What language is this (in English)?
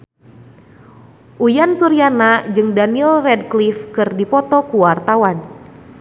Sundanese